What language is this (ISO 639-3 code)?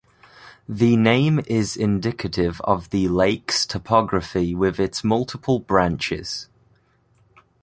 eng